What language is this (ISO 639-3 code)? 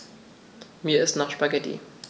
deu